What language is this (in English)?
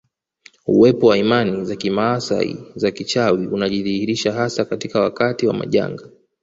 Swahili